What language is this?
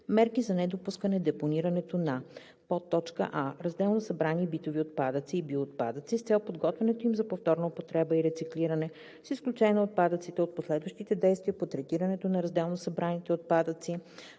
Bulgarian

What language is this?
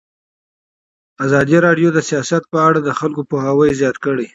Pashto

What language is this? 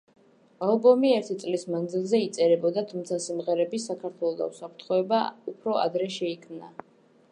Georgian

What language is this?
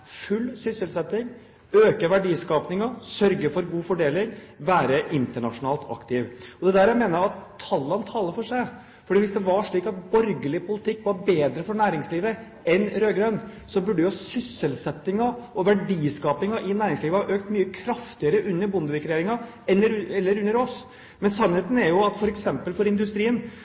Norwegian Bokmål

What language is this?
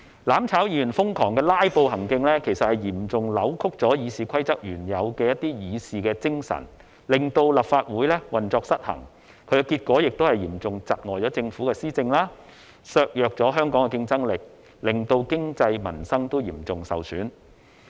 Cantonese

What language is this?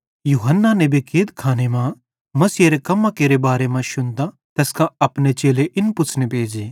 Bhadrawahi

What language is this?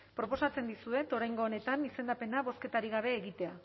Basque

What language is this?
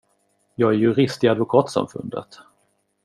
Swedish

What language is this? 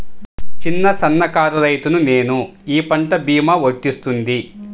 Telugu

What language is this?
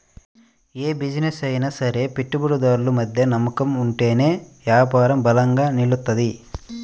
Telugu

